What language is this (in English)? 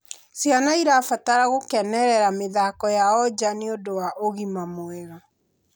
Kikuyu